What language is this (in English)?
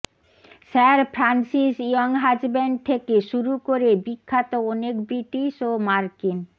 Bangla